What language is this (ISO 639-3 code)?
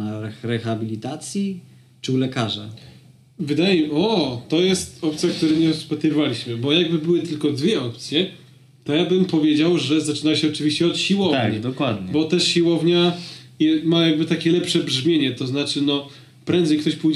pol